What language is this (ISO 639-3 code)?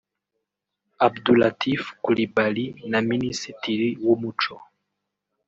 kin